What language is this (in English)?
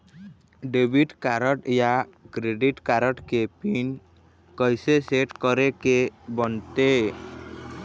Chhattisgarhi